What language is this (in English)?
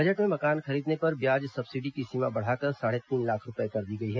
Hindi